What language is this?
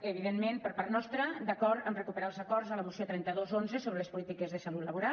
Catalan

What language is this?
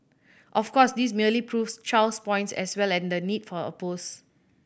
English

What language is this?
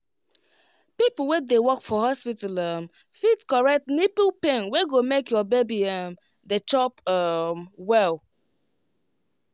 Nigerian Pidgin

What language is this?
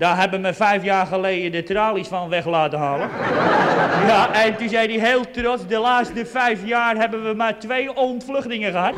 Dutch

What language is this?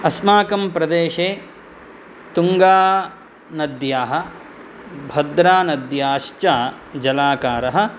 Sanskrit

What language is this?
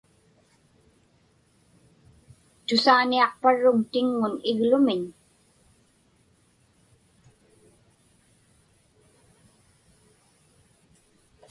Inupiaq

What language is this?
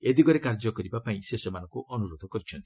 Odia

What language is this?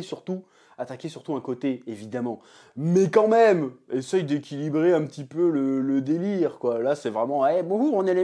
French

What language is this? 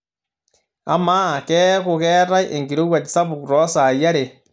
Masai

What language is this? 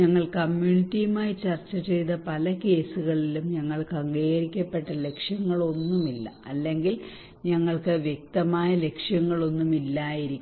Malayalam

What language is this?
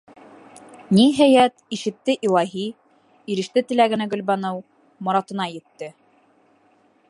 Bashkir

